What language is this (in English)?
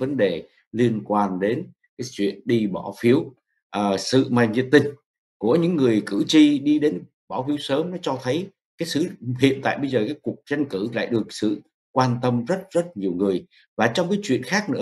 Vietnamese